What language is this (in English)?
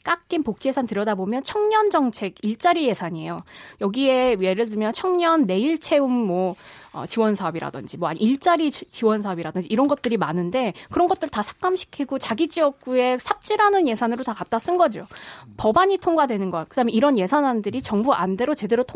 Korean